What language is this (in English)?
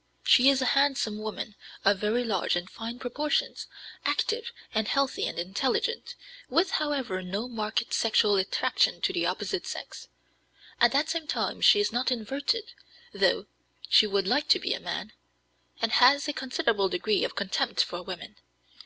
English